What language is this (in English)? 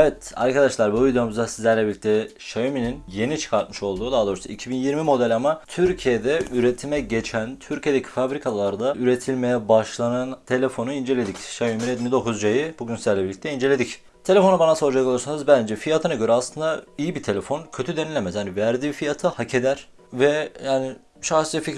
Turkish